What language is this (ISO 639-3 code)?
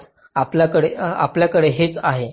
mar